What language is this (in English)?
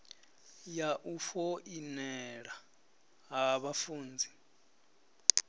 Venda